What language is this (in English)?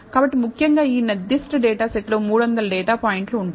Telugu